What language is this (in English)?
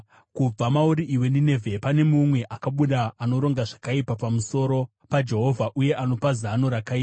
Shona